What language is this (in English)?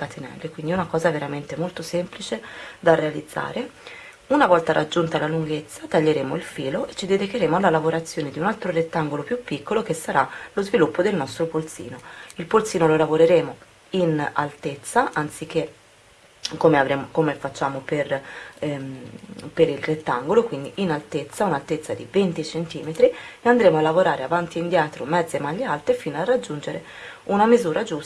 Italian